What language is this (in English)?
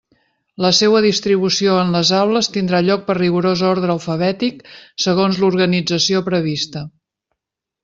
Catalan